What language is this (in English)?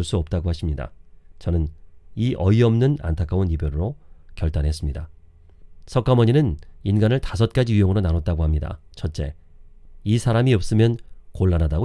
Korean